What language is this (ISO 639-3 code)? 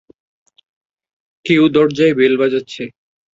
ben